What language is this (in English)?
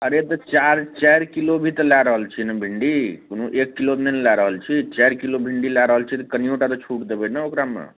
Maithili